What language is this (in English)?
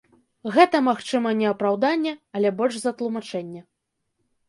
Belarusian